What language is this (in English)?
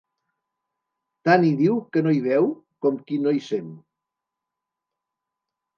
Catalan